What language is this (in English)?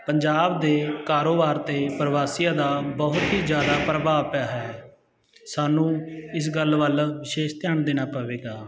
Punjabi